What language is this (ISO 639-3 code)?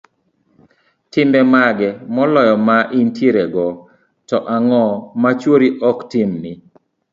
luo